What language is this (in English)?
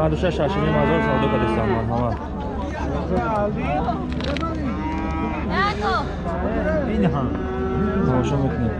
Turkish